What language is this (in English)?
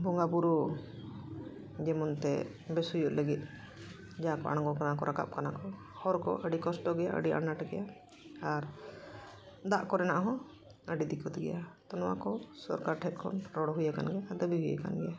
Santali